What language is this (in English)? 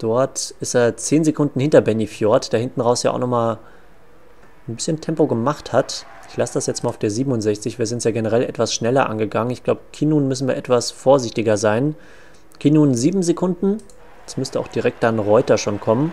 German